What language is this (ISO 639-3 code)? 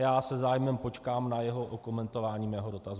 ces